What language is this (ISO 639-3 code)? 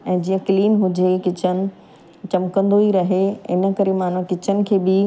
snd